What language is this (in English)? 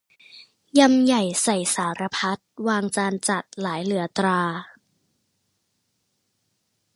Thai